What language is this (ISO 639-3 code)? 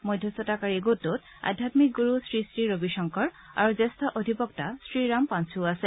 asm